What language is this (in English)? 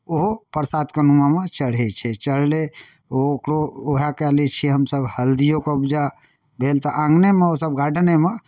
Maithili